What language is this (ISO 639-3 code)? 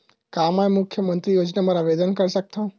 hne